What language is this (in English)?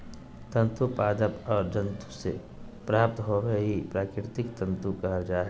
Magahi